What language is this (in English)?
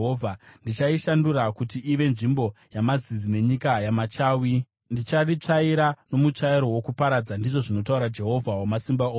Shona